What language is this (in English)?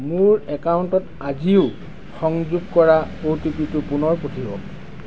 Assamese